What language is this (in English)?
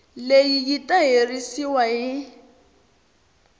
Tsonga